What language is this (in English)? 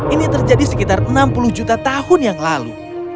Indonesian